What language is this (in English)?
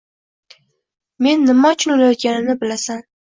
Uzbek